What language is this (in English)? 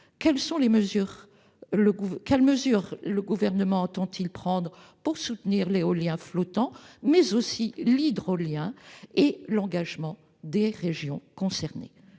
French